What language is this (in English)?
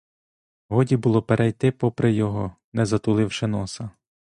Ukrainian